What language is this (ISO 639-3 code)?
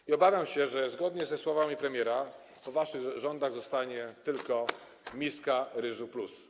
pol